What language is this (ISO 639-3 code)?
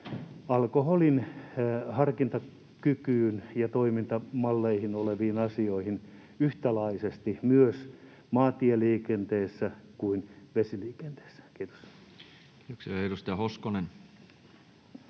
fin